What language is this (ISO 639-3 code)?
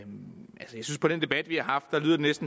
dan